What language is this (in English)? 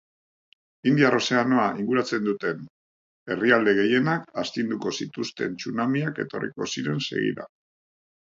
Basque